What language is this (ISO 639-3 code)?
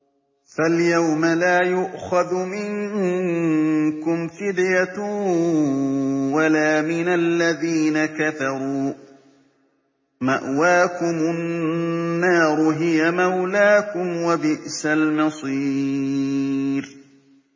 ara